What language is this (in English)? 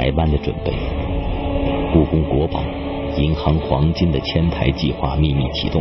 Chinese